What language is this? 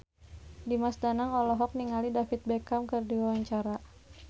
Sundanese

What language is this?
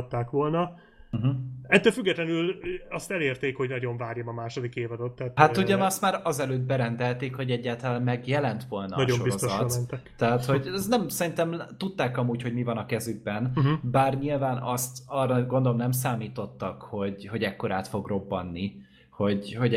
Hungarian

